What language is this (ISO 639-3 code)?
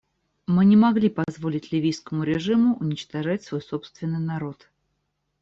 rus